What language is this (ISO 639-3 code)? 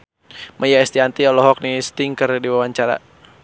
sun